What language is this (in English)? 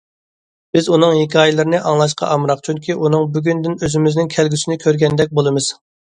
Uyghur